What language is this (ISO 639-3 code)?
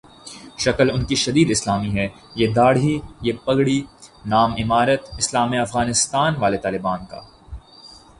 urd